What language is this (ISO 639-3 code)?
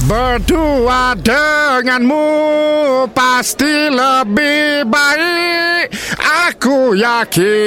msa